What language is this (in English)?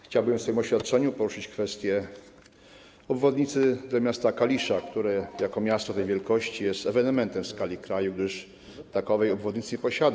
Polish